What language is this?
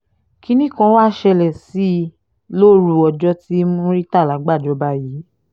Yoruba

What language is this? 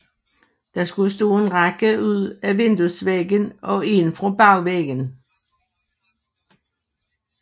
Danish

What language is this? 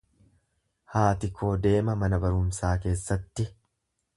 Oromo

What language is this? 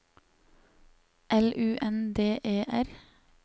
Norwegian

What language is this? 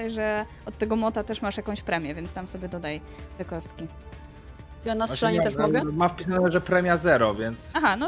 Polish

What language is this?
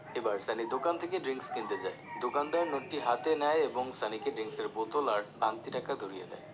Bangla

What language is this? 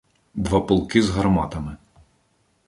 Ukrainian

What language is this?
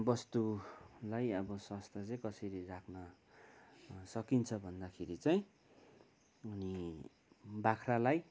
Nepali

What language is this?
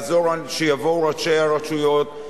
Hebrew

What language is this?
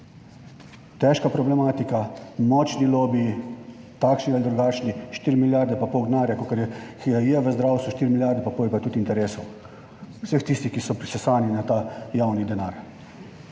Slovenian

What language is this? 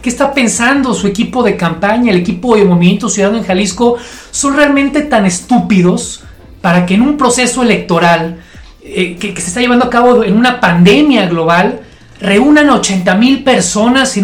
Spanish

